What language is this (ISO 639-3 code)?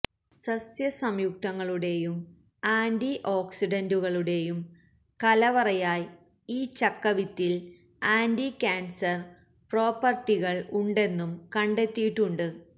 mal